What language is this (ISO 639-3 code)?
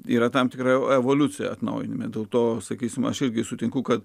lit